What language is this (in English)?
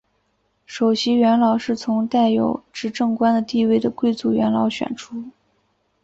Chinese